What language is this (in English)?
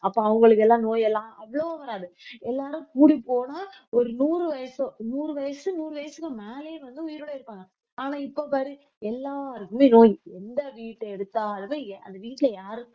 Tamil